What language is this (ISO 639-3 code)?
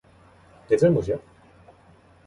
kor